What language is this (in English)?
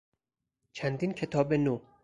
Persian